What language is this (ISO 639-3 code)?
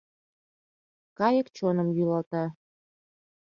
chm